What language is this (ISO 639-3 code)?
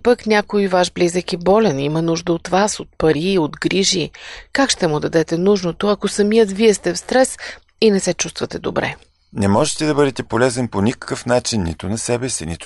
bul